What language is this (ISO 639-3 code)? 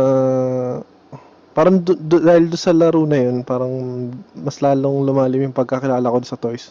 fil